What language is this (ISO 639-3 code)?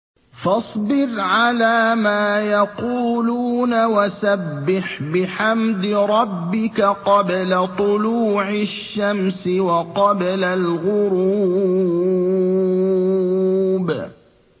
ara